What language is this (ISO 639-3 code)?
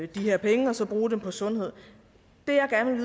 dan